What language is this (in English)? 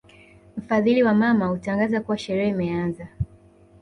Swahili